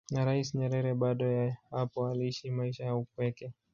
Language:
Swahili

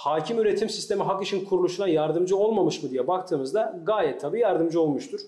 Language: Turkish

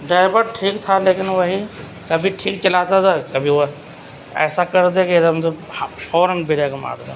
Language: Urdu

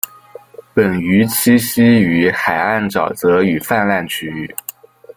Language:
Chinese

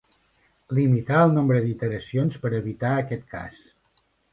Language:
Catalan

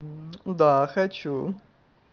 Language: Russian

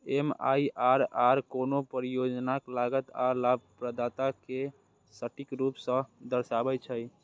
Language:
Maithili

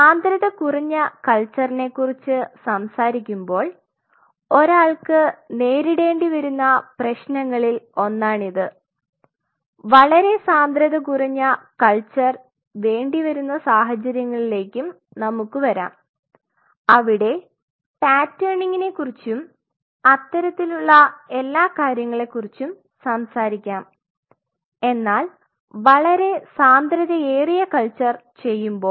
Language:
Malayalam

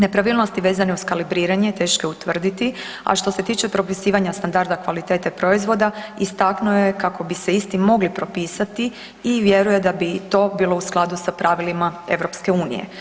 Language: Croatian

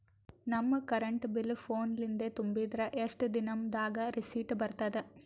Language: Kannada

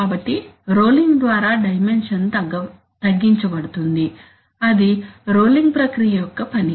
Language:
Telugu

